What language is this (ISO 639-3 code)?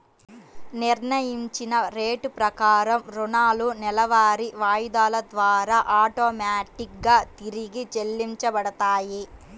tel